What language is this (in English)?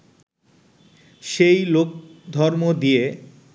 Bangla